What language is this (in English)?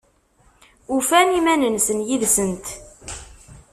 Kabyle